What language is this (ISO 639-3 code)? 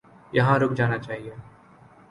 urd